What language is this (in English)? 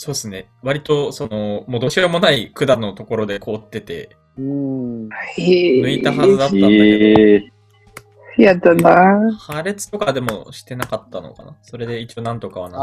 Japanese